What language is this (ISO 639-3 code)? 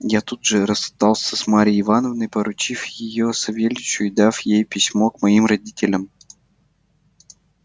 rus